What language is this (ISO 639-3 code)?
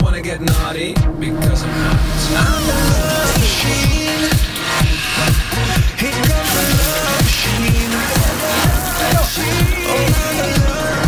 nld